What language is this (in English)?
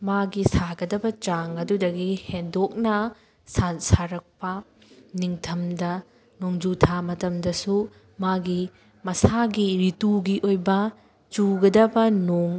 Manipuri